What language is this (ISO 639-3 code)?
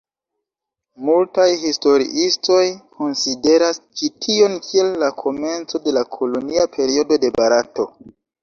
epo